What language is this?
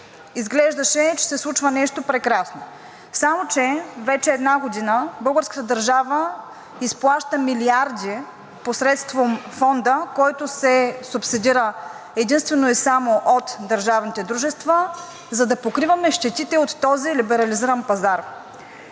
Bulgarian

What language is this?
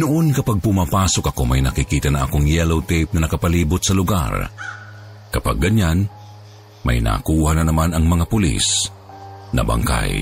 Filipino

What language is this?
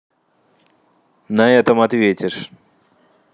Russian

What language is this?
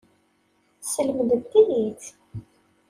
Kabyle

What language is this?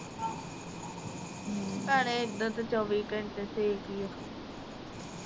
Punjabi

